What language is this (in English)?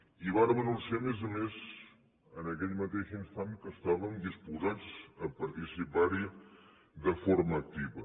Catalan